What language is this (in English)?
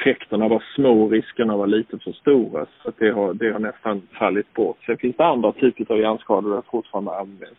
Swedish